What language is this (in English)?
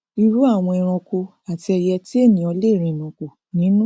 Yoruba